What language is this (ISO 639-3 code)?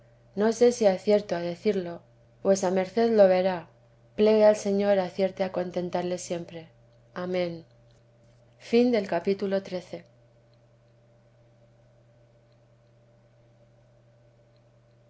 spa